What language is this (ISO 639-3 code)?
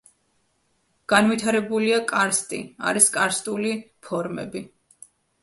kat